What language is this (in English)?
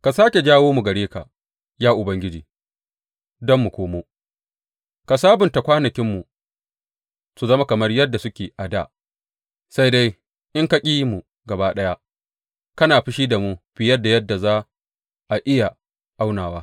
Hausa